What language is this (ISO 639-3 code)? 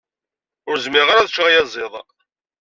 kab